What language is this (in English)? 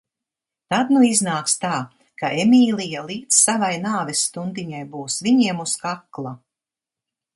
Latvian